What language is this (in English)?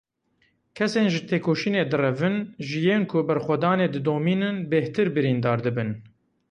Kurdish